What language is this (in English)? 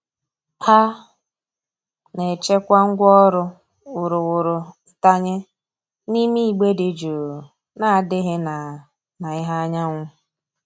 Igbo